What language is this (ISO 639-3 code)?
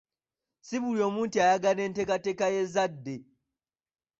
lug